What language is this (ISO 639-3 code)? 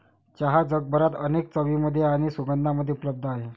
mar